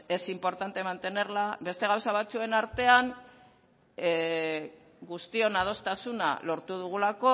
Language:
Basque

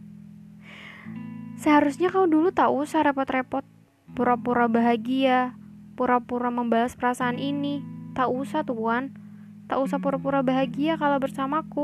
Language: Indonesian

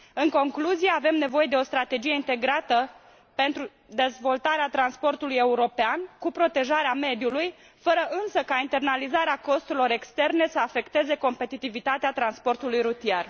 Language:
Romanian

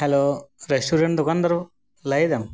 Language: Santali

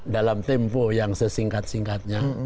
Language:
Indonesian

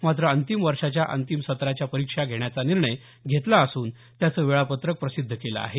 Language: Marathi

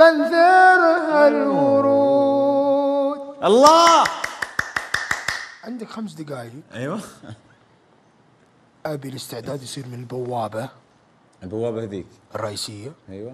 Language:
Arabic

